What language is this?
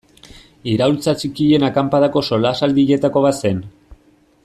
Basque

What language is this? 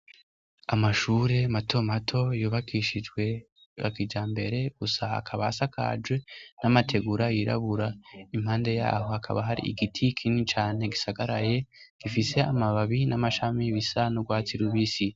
Rundi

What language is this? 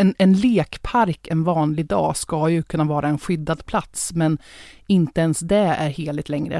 Swedish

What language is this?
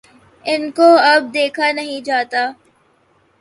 Urdu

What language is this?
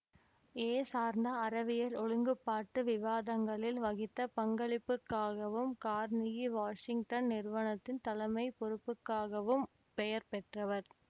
Tamil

